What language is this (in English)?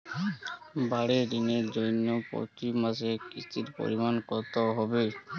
Bangla